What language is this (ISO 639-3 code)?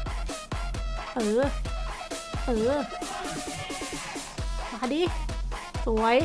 tha